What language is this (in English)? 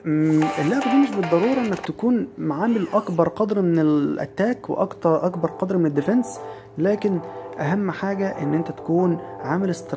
Arabic